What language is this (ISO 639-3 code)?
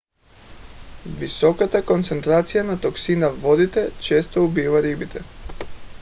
bul